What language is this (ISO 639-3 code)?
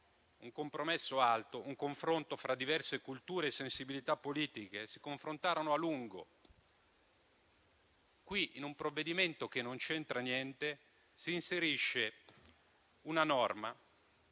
ita